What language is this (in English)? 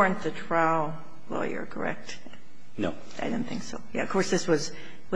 English